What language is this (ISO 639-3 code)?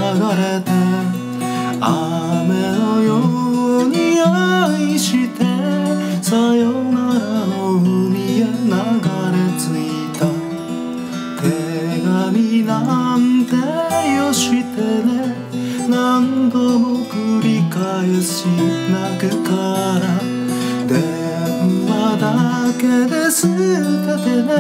kor